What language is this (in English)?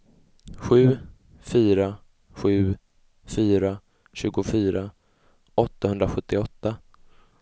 Swedish